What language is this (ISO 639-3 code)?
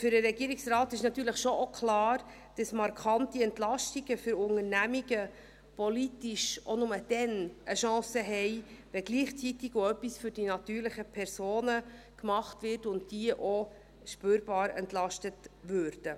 gsw